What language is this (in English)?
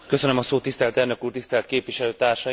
Hungarian